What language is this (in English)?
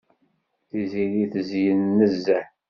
Kabyle